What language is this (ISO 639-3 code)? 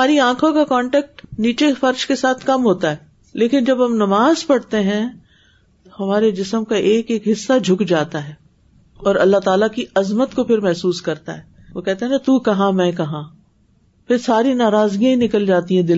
urd